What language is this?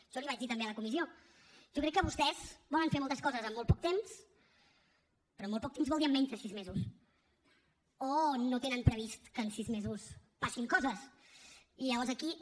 Catalan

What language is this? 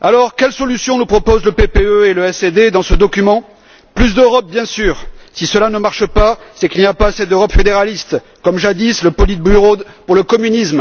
French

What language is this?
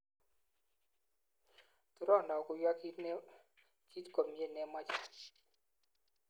Kalenjin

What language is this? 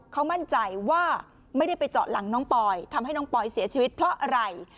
Thai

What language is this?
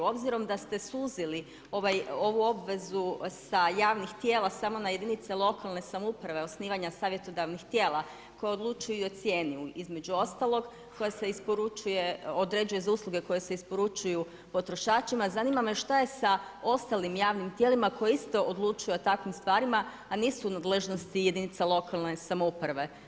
Croatian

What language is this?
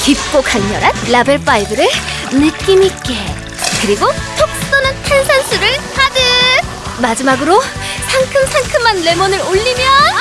Korean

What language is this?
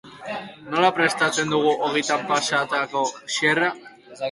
Basque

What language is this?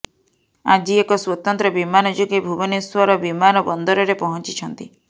Odia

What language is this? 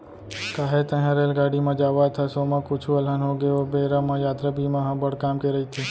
Chhattisgarhi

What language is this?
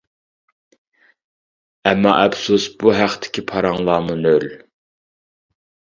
Uyghur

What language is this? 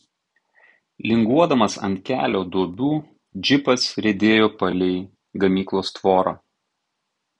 Lithuanian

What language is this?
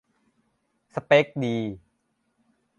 Thai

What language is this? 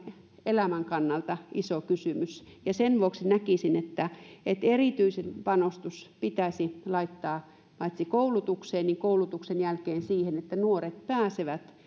Finnish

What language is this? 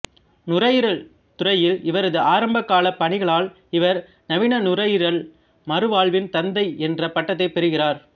Tamil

